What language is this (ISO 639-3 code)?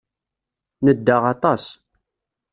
kab